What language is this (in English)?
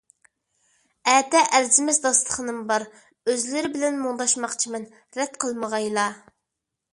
Uyghur